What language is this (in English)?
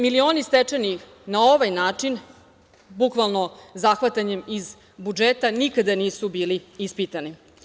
Serbian